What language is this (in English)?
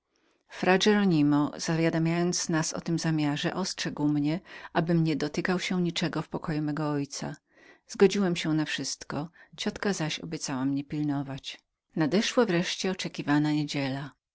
Polish